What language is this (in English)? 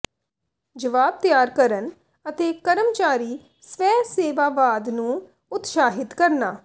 Punjabi